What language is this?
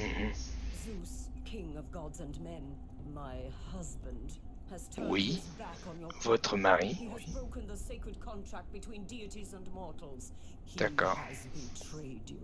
French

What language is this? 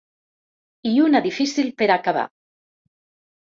Catalan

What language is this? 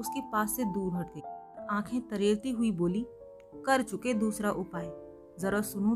Hindi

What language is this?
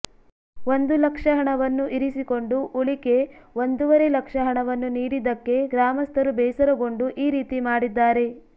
Kannada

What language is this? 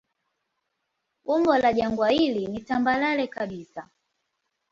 Swahili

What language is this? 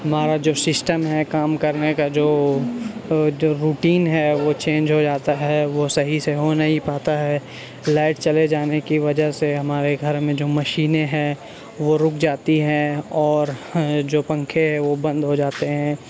Urdu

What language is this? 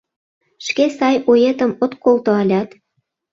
Mari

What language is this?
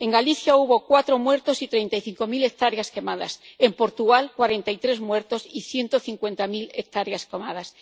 Spanish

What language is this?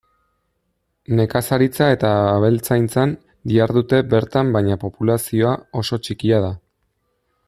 Basque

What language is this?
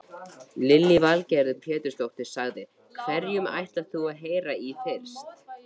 Icelandic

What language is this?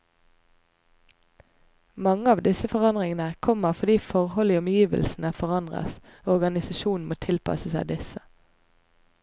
Norwegian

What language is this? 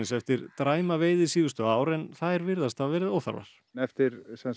Icelandic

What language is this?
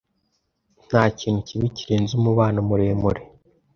Kinyarwanda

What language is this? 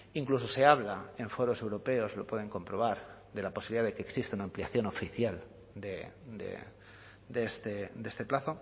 Spanish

